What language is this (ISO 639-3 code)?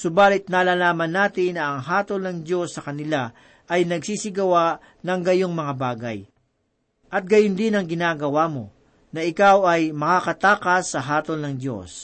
fil